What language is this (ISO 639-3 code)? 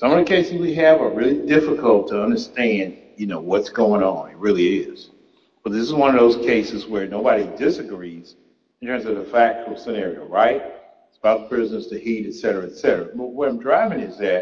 eng